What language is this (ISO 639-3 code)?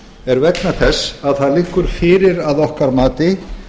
isl